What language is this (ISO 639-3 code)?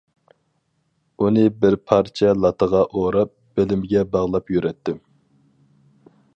uig